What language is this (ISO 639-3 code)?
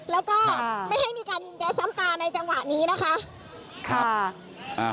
tha